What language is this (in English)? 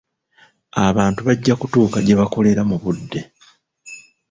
Ganda